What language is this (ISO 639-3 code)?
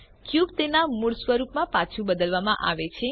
guj